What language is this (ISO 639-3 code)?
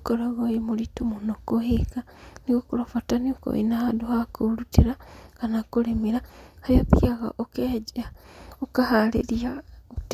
kik